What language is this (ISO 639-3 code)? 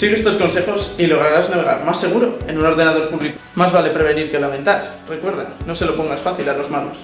spa